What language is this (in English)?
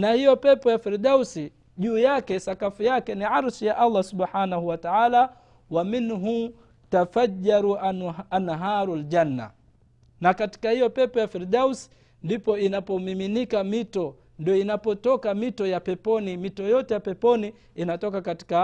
Swahili